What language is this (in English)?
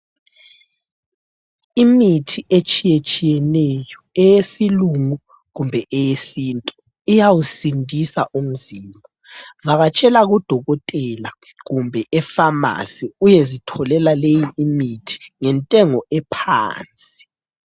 North Ndebele